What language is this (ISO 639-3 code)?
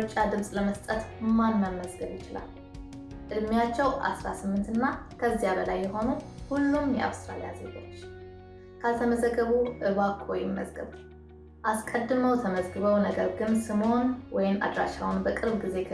eng